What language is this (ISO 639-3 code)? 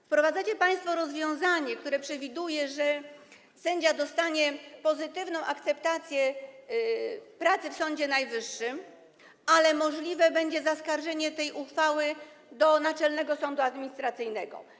pol